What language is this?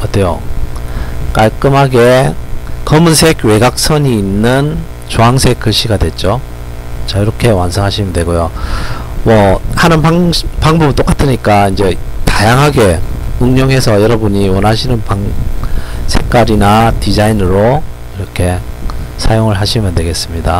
Korean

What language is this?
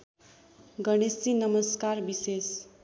Nepali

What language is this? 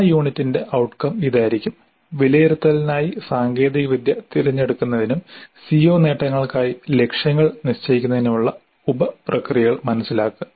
Malayalam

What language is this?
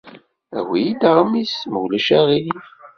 Kabyle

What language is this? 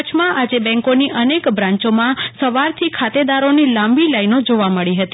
Gujarati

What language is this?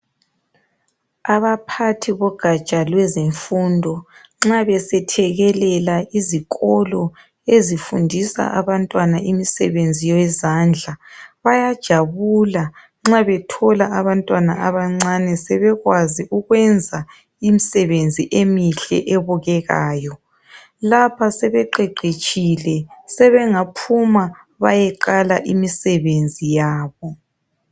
North Ndebele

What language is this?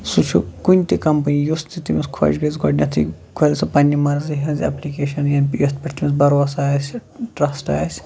Kashmiri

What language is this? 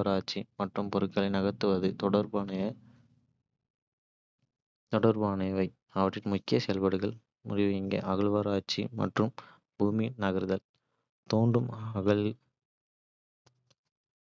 Kota (India)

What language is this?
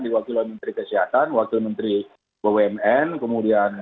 Indonesian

